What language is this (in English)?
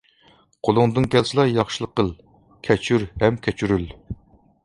Uyghur